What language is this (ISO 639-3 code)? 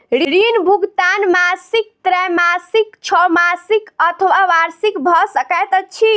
mai